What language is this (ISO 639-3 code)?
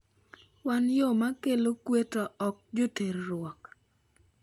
luo